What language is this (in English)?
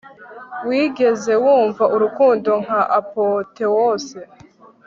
Kinyarwanda